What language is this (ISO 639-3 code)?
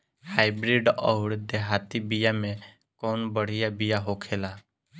bho